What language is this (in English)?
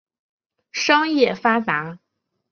Chinese